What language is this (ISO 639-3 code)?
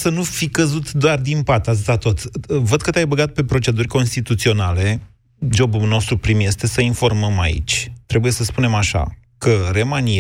ron